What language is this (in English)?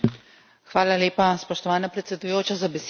Slovenian